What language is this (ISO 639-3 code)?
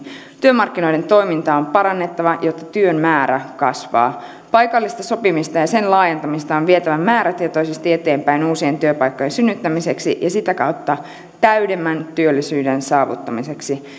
fin